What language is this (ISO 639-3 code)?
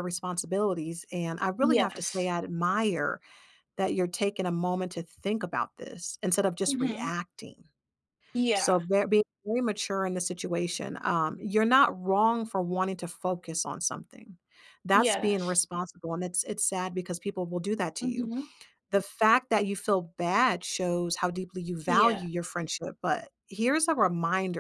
eng